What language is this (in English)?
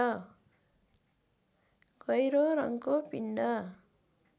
Nepali